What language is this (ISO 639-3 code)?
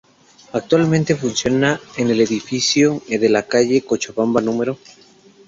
spa